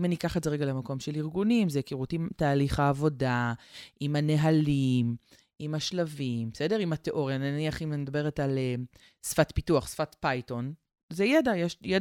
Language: Hebrew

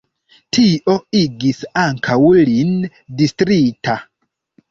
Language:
Esperanto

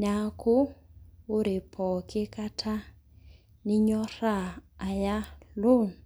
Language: Masai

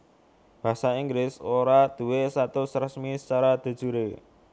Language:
Javanese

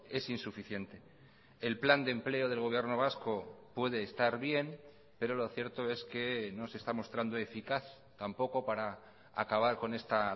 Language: Spanish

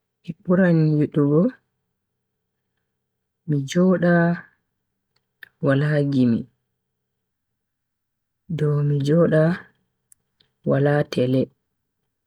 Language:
Bagirmi Fulfulde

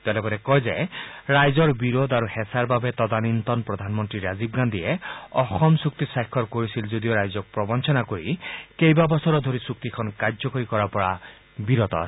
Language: Assamese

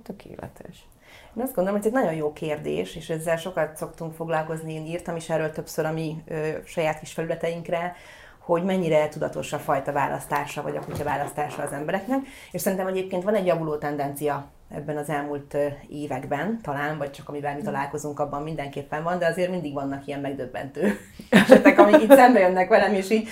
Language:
Hungarian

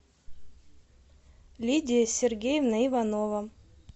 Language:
Russian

